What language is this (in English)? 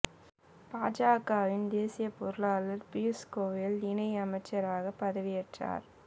Tamil